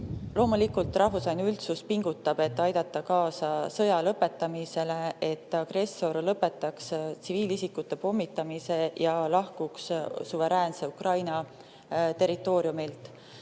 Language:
Estonian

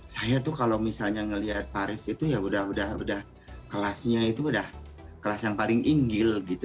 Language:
Indonesian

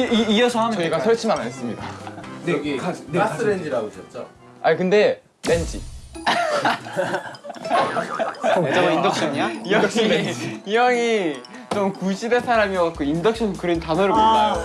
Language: Korean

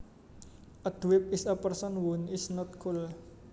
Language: Javanese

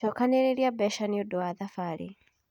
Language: Kikuyu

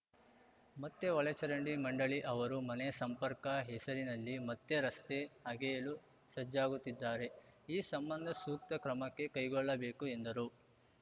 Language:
Kannada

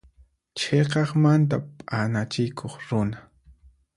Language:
Puno Quechua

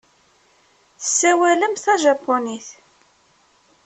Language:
Kabyle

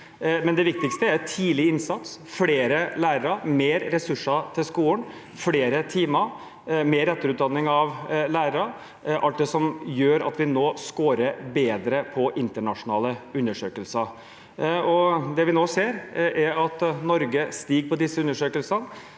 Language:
Norwegian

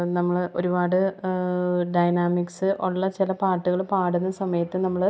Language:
Malayalam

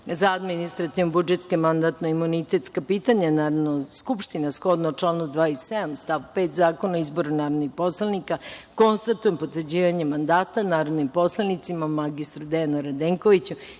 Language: Serbian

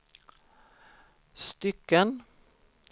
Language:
Swedish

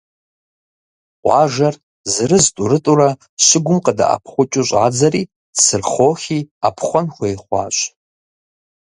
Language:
Kabardian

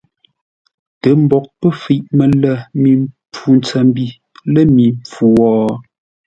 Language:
Ngombale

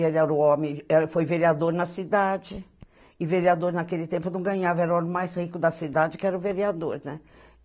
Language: Portuguese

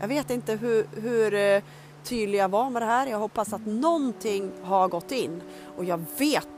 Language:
Swedish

